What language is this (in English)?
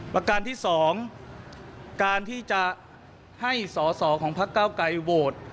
Thai